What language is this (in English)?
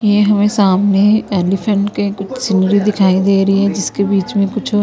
Hindi